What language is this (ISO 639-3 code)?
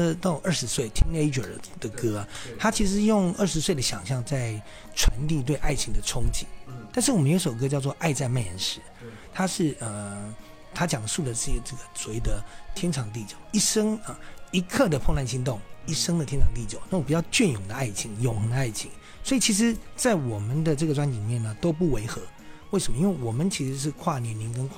zho